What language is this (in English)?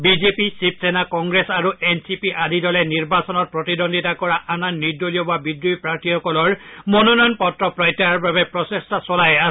Assamese